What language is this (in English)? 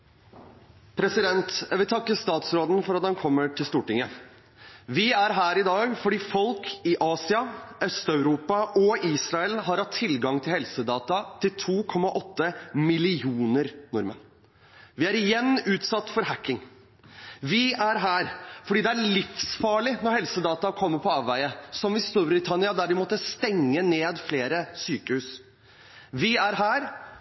Norwegian